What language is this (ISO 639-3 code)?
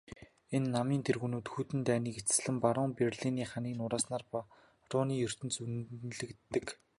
mon